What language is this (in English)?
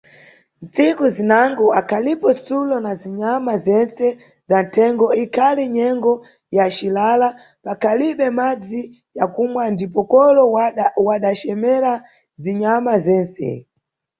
Nyungwe